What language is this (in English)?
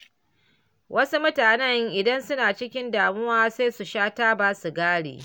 Hausa